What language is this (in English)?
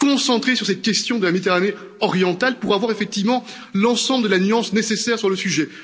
French